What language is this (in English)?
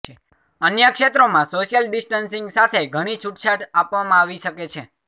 Gujarati